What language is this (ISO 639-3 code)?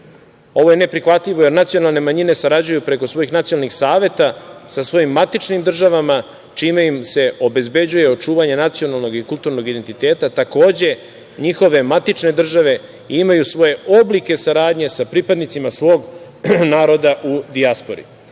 srp